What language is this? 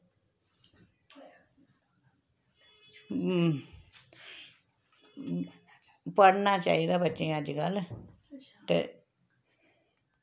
Dogri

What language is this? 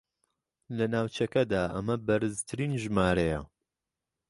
Central Kurdish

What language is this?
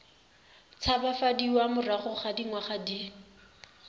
Tswana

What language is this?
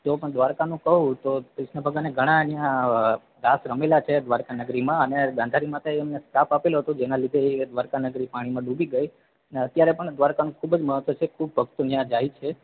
Gujarati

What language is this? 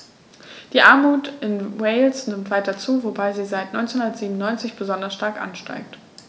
German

